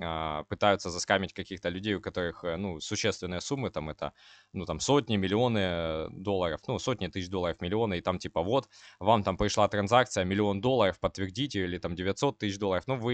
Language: Russian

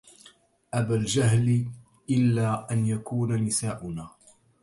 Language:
Arabic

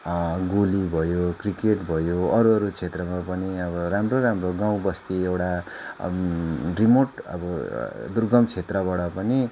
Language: Nepali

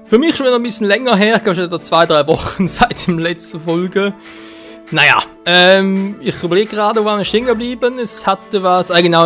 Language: German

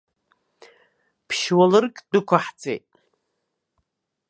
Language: Abkhazian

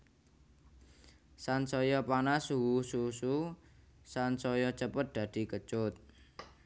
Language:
Javanese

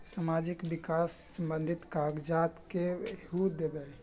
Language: Magahi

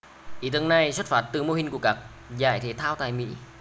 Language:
Vietnamese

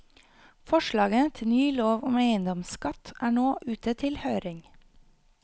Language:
Norwegian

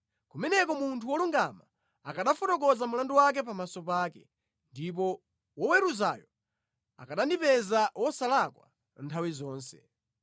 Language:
Nyanja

